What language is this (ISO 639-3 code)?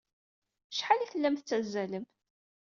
kab